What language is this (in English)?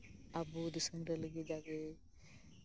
Santali